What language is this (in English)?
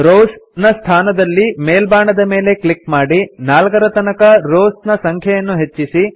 Kannada